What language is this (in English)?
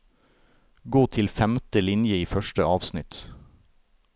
Norwegian